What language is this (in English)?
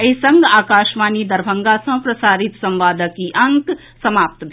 Maithili